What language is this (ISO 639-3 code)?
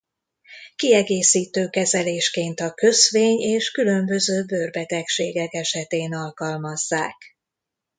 hun